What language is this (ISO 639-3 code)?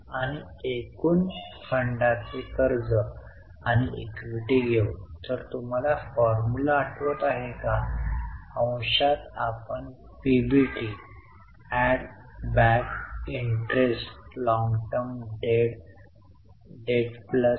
mar